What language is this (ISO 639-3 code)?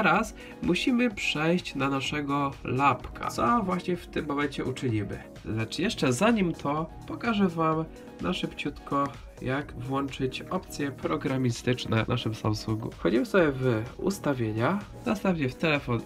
pol